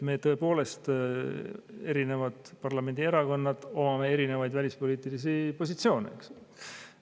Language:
Estonian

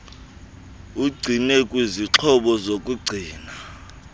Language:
Xhosa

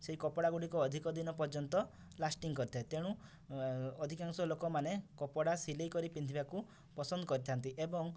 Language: Odia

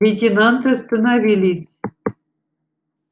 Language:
Russian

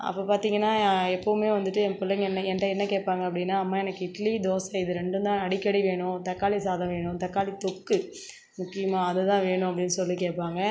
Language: Tamil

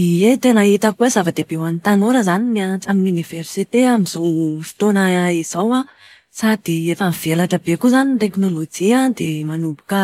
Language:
Malagasy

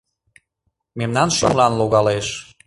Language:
Mari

